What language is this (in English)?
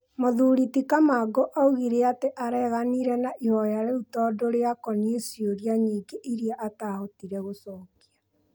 Kikuyu